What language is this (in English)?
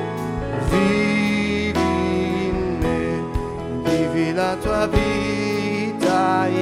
Slovak